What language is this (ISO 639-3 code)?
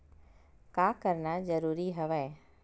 hne